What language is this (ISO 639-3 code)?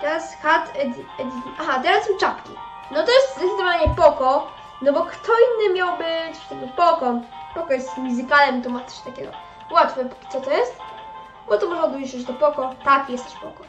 pol